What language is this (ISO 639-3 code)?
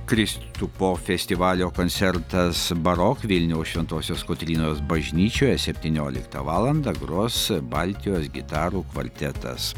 lit